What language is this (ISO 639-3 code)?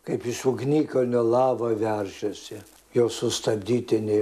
lit